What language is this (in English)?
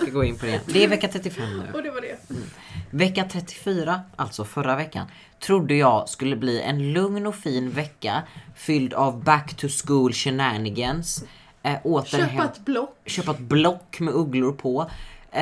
Swedish